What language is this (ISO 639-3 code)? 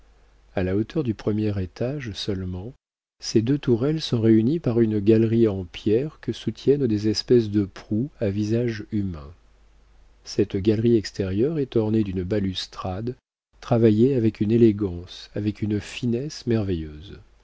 fra